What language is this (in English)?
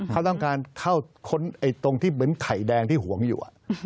Thai